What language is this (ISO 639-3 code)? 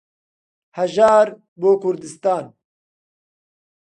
ckb